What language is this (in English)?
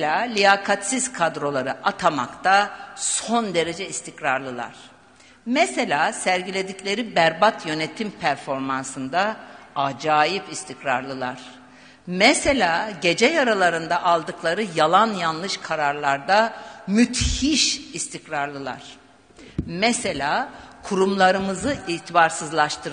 Turkish